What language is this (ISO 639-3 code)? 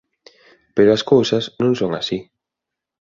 glg